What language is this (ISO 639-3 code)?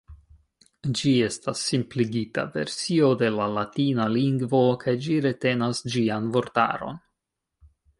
epo